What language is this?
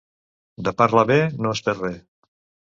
Catalan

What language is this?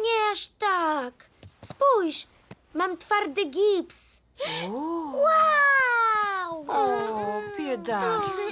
Polish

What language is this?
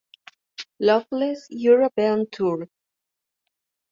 Spanish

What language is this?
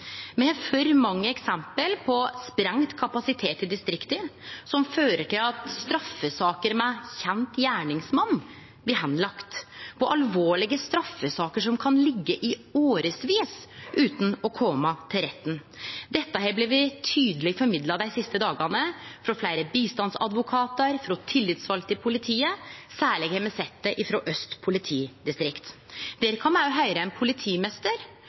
Norwegian Nynorsk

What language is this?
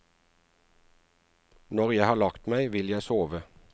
Norwegian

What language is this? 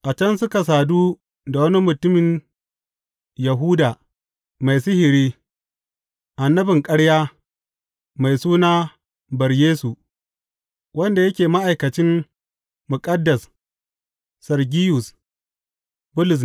Hausa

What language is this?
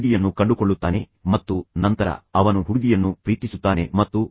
Kannada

